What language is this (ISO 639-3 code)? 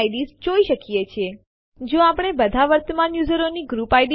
guj